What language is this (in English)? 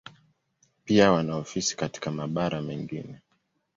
Swahili